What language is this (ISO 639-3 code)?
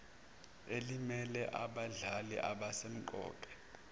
zul